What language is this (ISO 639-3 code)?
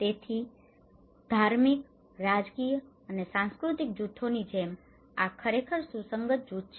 guj